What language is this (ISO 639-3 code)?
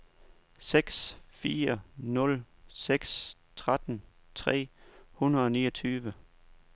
dan